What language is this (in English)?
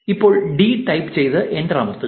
Malayalam